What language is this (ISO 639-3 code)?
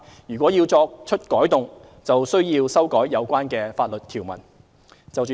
yue